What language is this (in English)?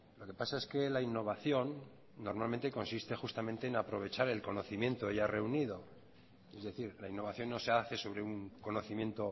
Spanish